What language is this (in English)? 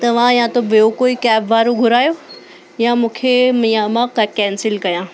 Sindhi